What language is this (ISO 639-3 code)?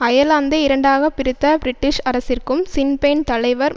tam